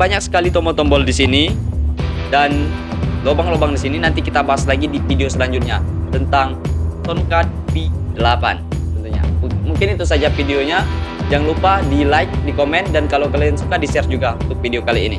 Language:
Indonesian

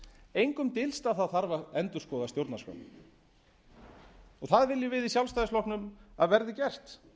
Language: Icelandic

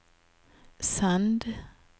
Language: Norwegian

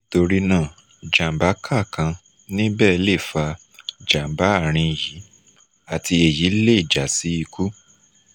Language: Yoruba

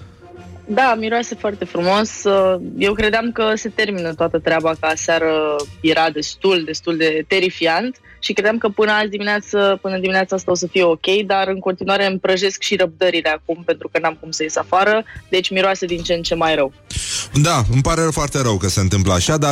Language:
Romanian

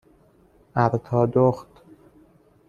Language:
Persian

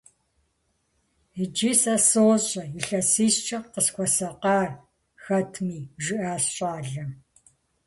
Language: Kabardian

